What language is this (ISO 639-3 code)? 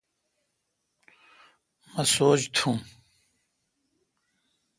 xka